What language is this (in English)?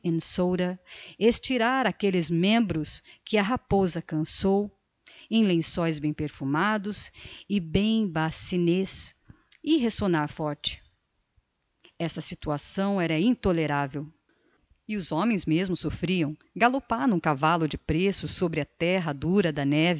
Portuguese